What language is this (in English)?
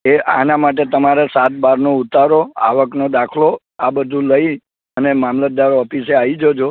Gujarati